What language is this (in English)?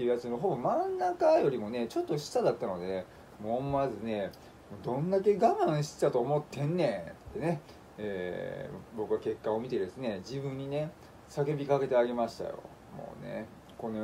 Japanese